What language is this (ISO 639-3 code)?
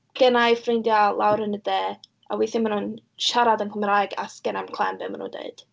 cym